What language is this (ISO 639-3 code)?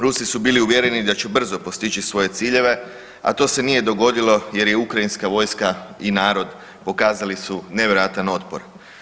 hrv